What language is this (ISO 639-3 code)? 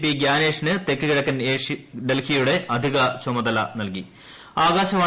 mal